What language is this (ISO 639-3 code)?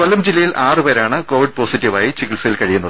mal